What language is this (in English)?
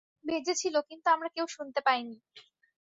Bangla